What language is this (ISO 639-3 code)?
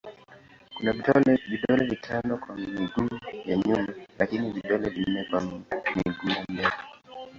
swa